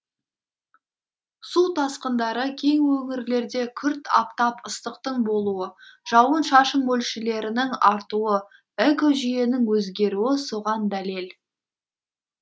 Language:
Kazakh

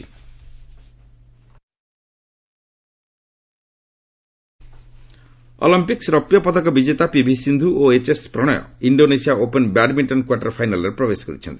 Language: Odia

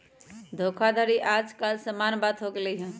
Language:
Magahi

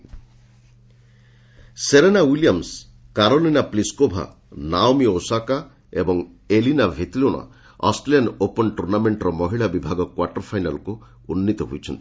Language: Odia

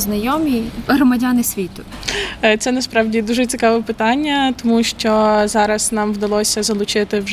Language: Ukrainian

